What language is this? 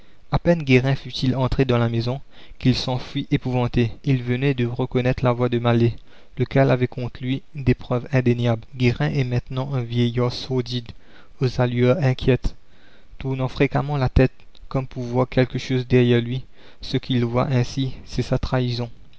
French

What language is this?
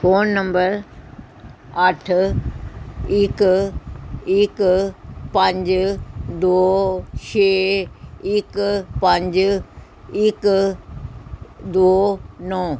Punjabi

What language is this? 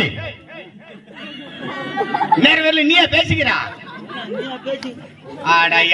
Arabic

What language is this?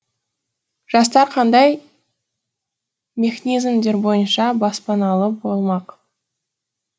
Kazakh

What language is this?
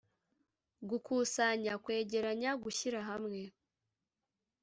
Kinyarwanda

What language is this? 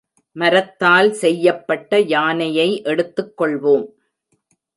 Tamil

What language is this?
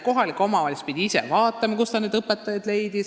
Estonian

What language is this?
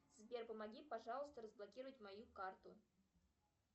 Russian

